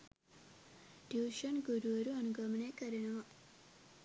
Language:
Sinhala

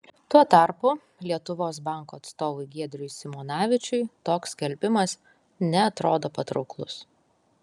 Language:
Lithuanian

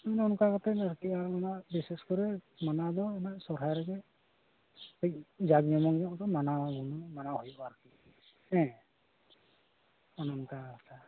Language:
Santali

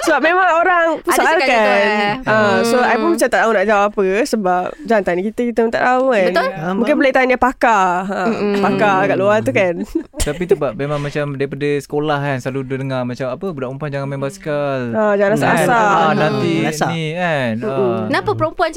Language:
Malay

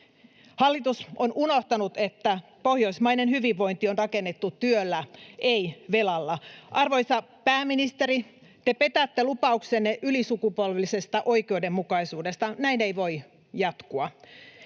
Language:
Finnish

